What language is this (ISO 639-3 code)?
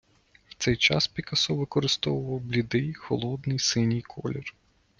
ukr